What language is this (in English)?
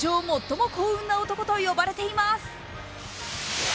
Japanese